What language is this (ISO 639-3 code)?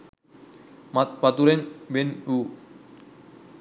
sin